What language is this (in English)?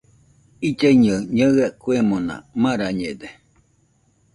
Nüpode Huitoto